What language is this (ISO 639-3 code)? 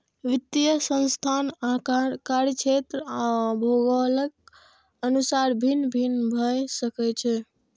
mai